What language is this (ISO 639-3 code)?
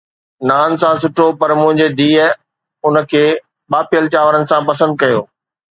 snd